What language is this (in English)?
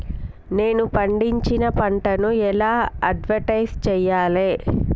Telugu